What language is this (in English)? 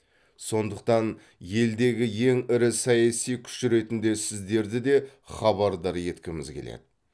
Kazakh